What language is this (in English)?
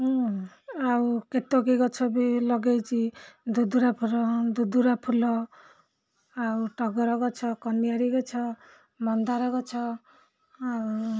Odia